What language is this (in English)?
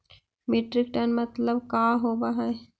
Magahi